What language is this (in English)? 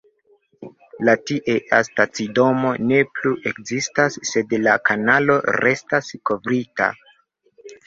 Esperanto